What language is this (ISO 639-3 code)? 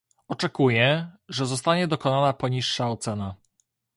pol